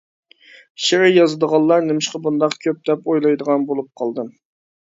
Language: Uyghur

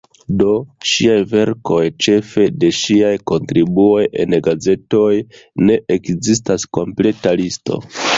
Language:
Esperanto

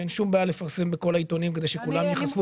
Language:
Hebrew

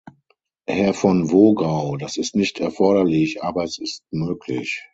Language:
German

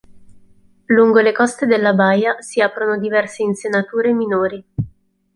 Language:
Italian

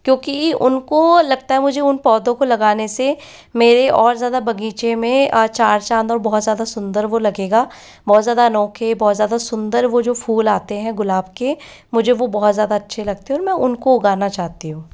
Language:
Hindi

